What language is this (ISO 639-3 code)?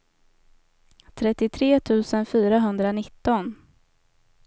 swe